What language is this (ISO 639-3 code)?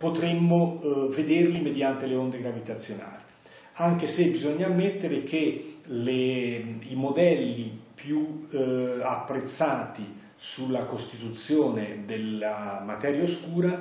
ita